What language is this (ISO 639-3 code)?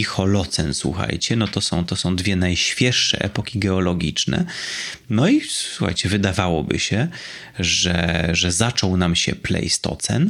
pol